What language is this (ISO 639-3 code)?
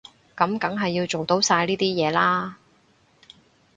yue